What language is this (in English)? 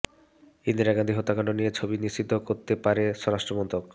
Bangla